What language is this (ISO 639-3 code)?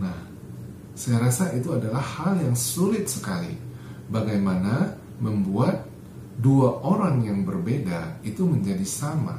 ind